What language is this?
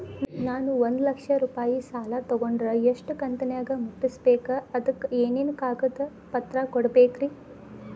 Kannada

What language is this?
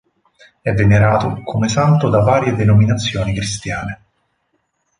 Italian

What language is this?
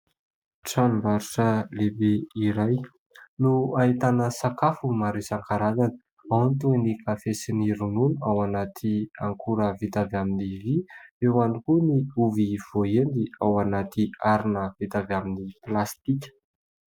Malagasy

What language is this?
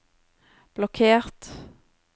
Norwegian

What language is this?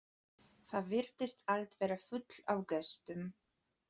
Icelandic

